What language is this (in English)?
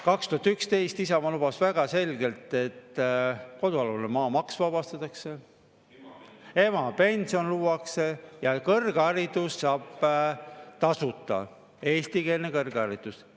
Estonian